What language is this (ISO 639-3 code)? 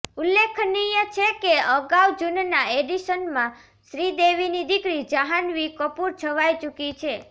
guj